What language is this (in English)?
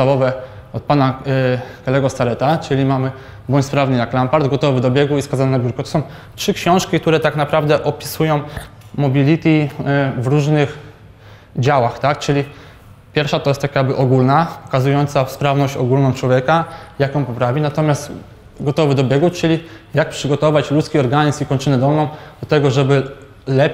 Polish